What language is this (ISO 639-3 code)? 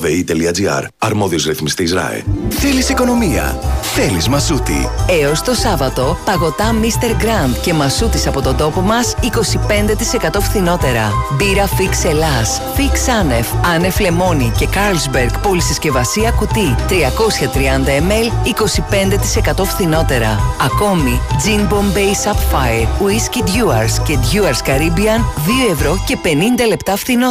ell